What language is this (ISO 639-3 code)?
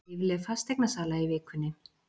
isl